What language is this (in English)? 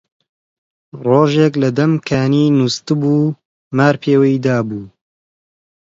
Central Kurdish